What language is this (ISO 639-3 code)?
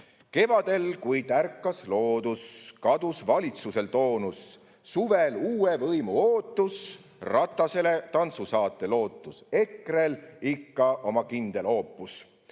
est